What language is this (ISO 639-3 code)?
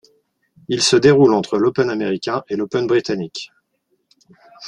fra